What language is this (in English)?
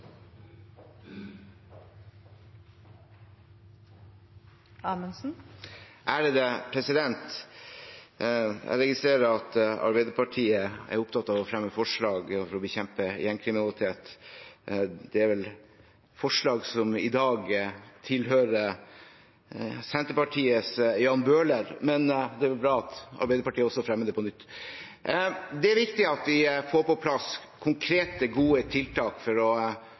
Norwegian Bokmål